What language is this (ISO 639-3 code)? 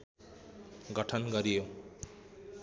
nep